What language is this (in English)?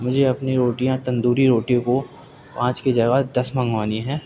Urdu